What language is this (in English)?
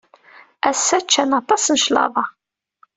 Kabyle